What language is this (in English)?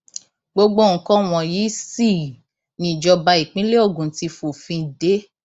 Yoruba